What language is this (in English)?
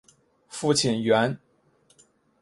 Chinese